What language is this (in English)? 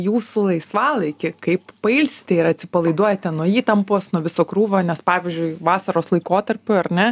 Lithuanian